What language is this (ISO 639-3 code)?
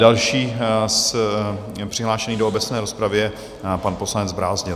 ces